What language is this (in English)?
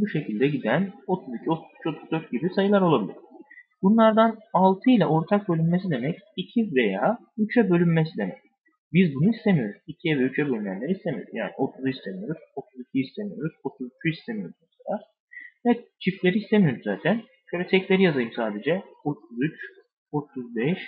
Turkish